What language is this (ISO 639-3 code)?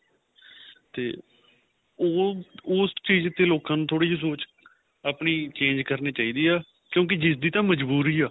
pan